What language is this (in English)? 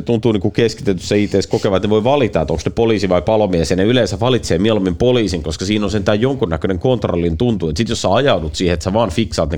Finnish